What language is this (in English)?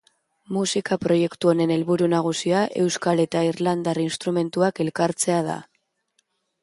Basque